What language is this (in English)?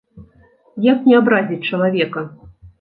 Belarusian